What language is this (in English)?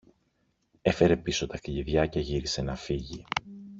Greek